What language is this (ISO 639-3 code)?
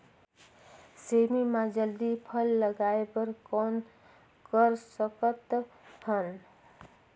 hne